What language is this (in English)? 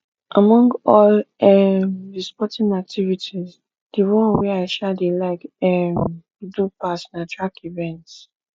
Nigerian Pidgin